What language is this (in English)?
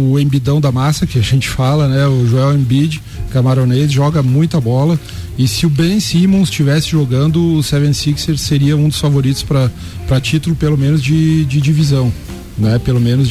Portuguese